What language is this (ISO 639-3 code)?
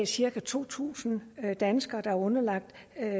dan